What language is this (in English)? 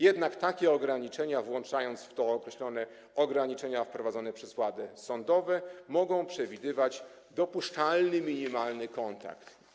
Polish